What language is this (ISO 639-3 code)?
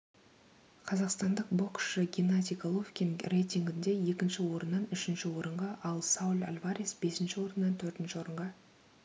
kaz